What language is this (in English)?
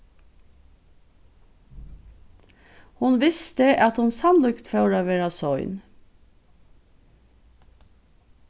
Faroese